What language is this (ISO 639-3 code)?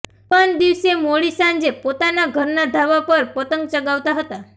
guj